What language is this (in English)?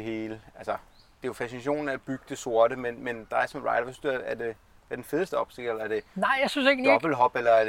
Danish